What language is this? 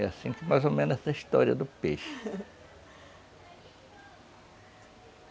Portuguese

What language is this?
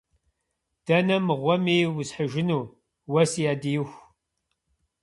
Kabardian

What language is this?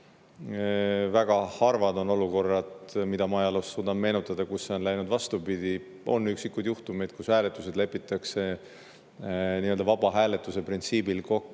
Estonian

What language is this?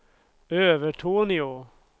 Swedish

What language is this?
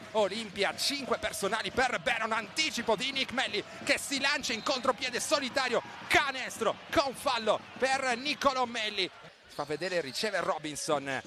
Italian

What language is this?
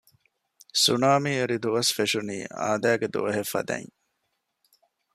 Divehi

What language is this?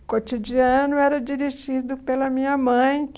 Portuguese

